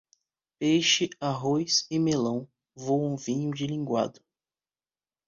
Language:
Portuguese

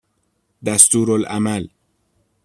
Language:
Persian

